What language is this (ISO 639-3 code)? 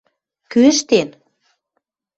mrj